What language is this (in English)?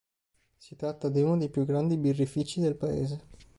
Italian